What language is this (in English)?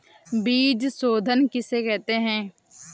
Hindi